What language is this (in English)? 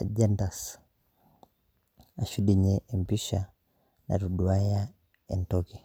Masai